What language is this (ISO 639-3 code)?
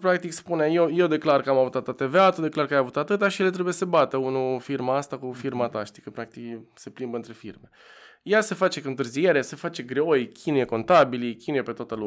ron